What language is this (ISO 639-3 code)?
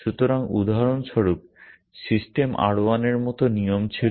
ben